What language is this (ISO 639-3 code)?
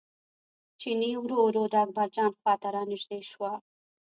pus